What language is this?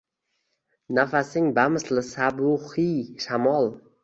Uzbek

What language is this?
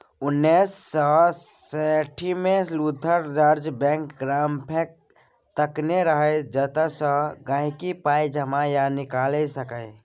Maithili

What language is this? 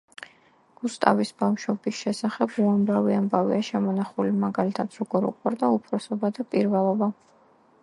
Georgian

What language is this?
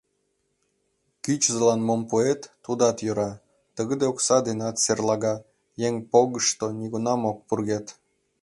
Mari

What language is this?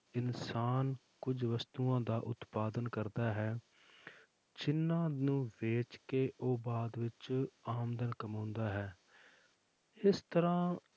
Punjabi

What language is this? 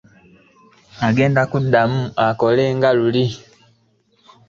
Ganda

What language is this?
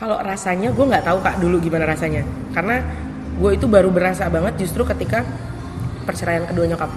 Indonesian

